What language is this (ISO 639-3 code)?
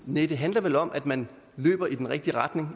dan